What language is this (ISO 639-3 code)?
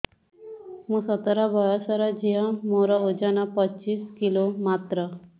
ori